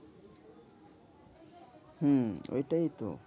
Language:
Bangla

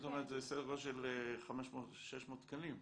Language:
Hebrew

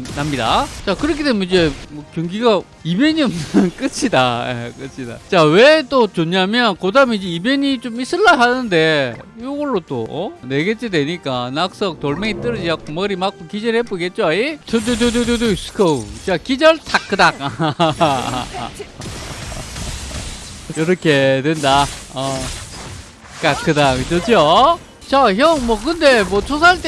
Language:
Korean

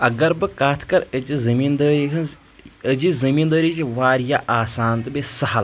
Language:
Kashmiri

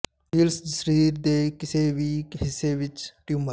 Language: Punjabi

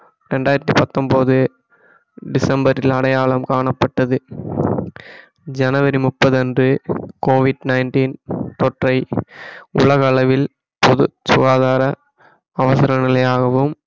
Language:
Tamil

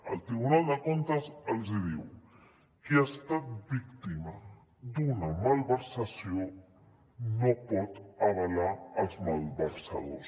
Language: Catalan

